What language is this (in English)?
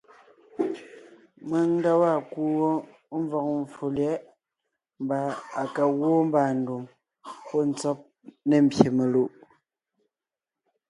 Ngiemboon